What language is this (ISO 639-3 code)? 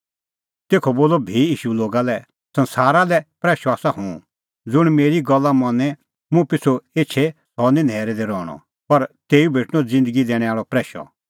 kfx